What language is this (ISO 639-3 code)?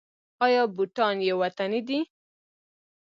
pus